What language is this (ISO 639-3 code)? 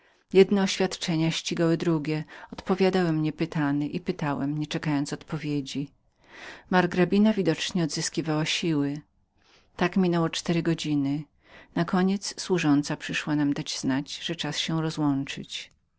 pol